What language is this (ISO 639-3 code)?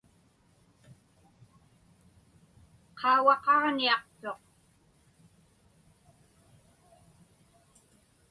ipk